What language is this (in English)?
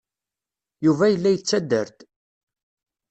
Kabyle